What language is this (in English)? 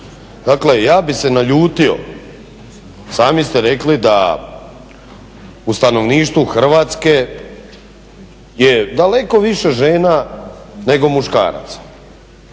Croatian